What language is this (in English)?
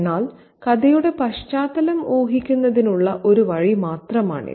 Malayalam